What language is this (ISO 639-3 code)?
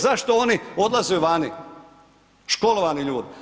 hrv